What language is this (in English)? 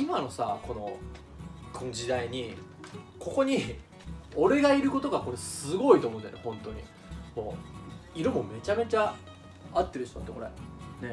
Japanese